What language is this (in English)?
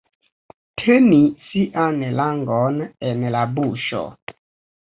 Esperanto